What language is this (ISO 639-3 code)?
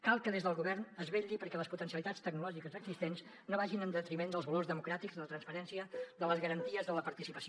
cat